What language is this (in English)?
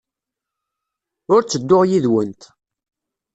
Kabyle